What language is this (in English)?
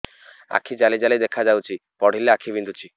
Odia